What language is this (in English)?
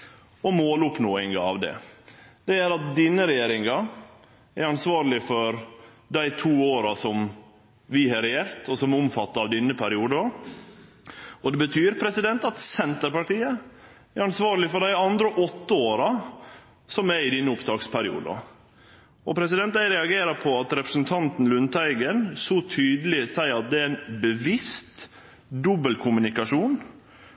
Norwegian Nynorsk